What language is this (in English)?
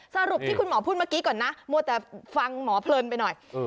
Thai